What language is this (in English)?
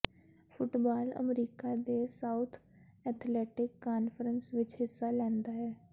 Punjabi